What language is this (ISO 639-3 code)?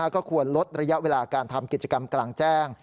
tha